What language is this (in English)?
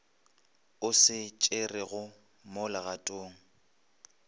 Northern Sotho